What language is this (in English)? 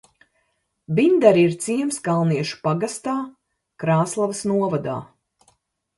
Latvian